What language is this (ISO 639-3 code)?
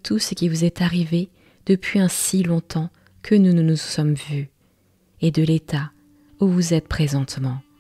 fra